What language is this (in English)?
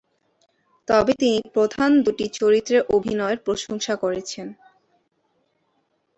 Bangla